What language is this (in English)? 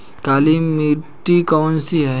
Hindi